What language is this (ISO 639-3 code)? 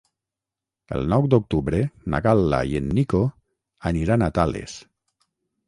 cat